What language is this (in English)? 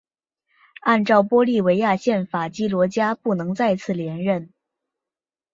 Chinese